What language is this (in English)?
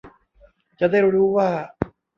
Thai